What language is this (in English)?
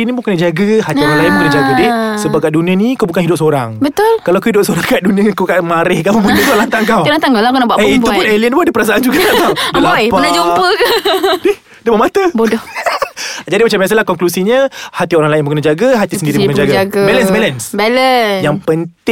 Malay